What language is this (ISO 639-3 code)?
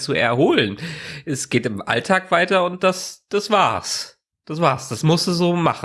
deu